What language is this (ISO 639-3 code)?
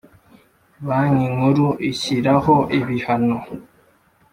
kin